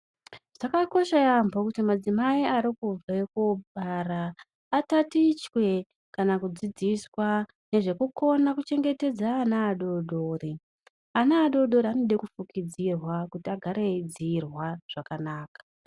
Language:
Ndau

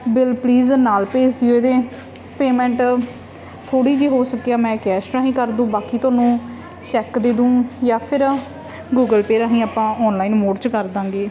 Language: Punjabi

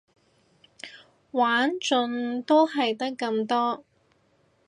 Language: Cantonese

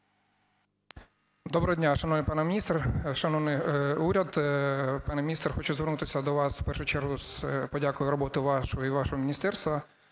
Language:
Ukrainian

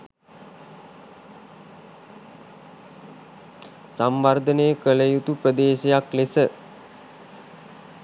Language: Sinhala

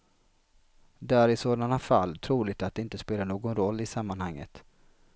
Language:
Swedish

